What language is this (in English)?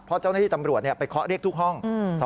Thai